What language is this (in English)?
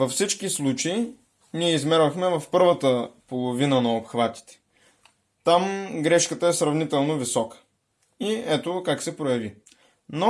Bulgarian